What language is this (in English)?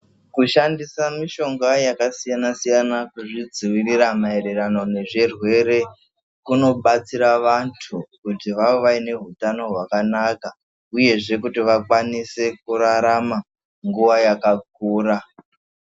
Ndau